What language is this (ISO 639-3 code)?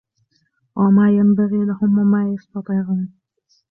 ara